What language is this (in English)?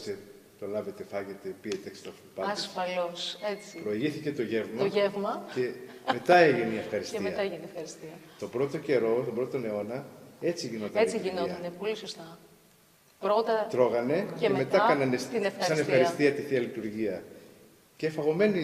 Greek